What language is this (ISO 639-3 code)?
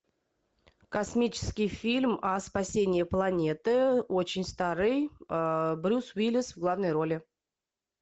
rus